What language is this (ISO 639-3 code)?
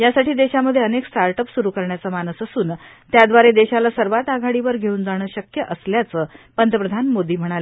mar